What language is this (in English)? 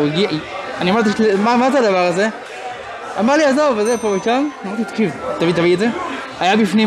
Hebrew